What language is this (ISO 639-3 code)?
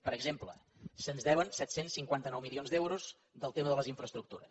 cat